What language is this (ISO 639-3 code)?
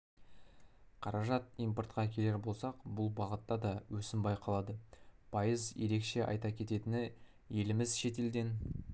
kaz